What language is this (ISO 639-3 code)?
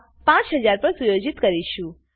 guj